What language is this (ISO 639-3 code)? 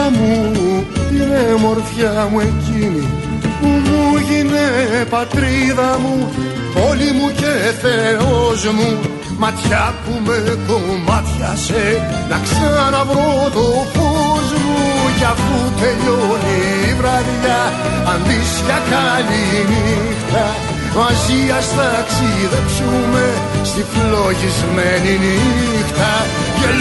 ell